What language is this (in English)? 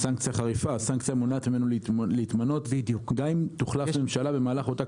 Hebrew